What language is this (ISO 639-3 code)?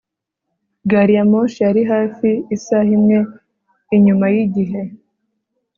kin